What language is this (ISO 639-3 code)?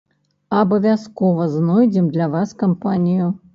bel